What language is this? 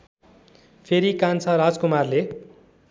Nepali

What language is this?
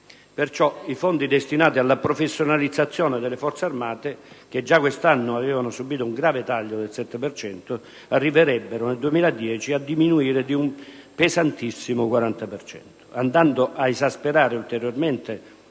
Italian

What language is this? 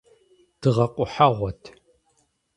Kabardian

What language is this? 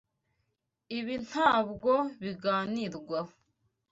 Kinyarwanda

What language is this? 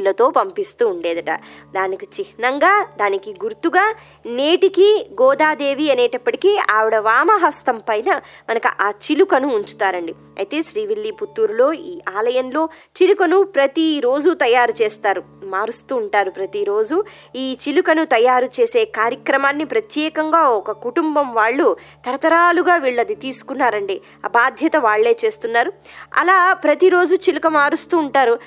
Telugu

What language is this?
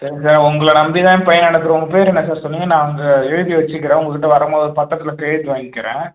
Tamil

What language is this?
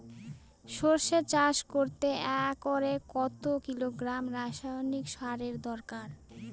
Bangla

